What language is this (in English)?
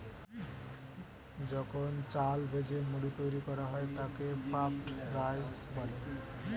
Bangla